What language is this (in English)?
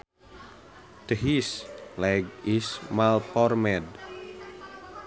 Sundanese